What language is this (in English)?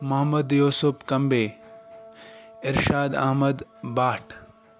Kashmiri